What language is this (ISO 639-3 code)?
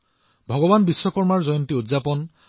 asm